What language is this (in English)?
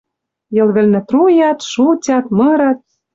Western Mari